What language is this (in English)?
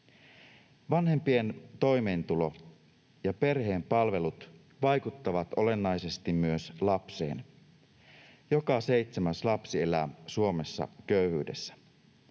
Finnish